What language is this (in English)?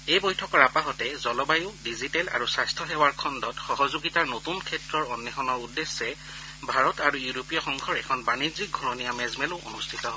Assamese